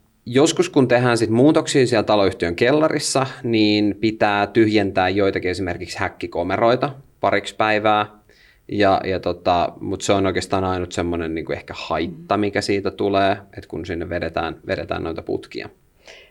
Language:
Finnish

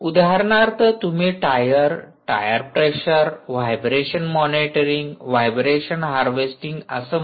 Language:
Marathi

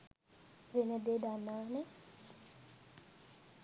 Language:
Sinhala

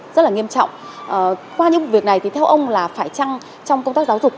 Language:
Vietnamese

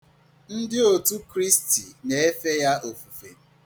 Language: Igbo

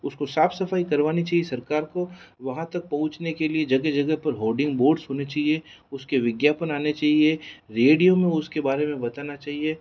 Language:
Hindi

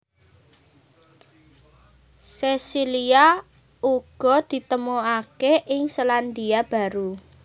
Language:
Javanese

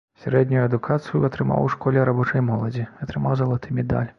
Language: Belarusian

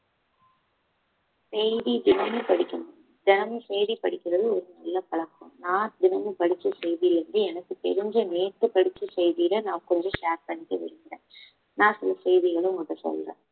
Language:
Tamil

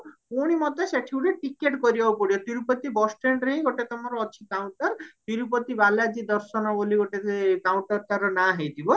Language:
Odia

